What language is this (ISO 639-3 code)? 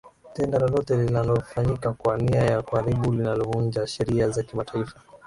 swa